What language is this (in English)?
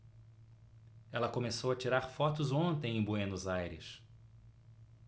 Portuguese